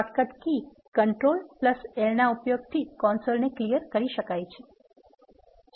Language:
Gujarati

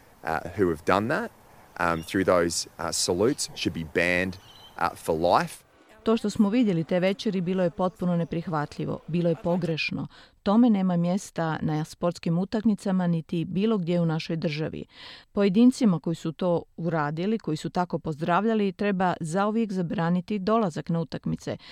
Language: Croatian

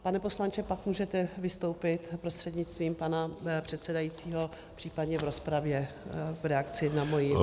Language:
Czech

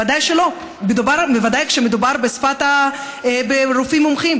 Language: Hebrew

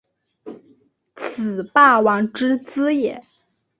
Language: Chinese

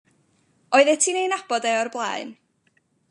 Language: Welsh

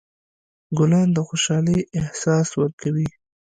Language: Pashto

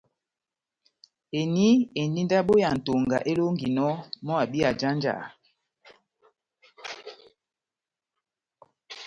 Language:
Batanga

